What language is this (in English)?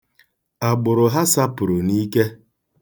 Igbo